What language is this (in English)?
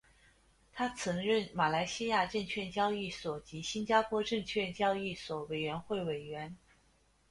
Chinese